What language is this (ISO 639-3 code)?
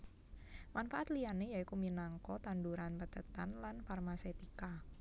jav